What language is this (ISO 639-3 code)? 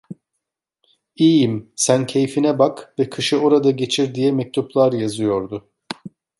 tur